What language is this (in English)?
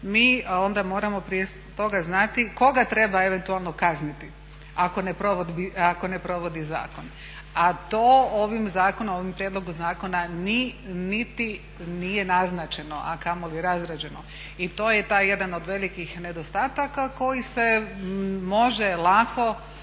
Croatian